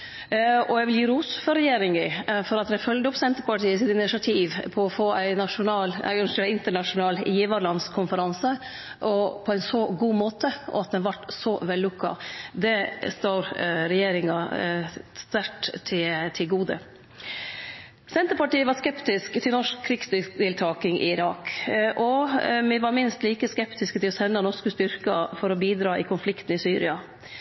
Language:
Norwegian Nynorsk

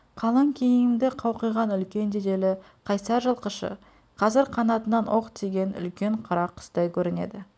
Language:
Kazakh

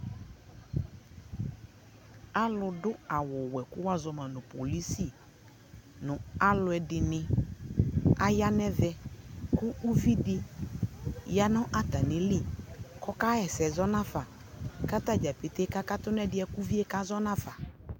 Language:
Ikposo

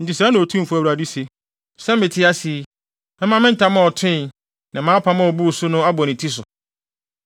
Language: Akan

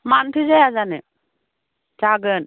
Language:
Bodo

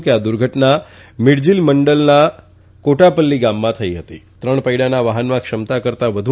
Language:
Gujarati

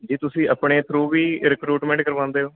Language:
Punjabi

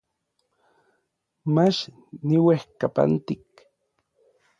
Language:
Orizaba Nahuatl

